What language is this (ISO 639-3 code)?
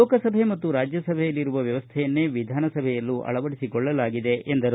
kan